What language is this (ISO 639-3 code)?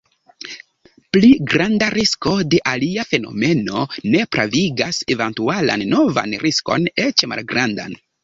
epo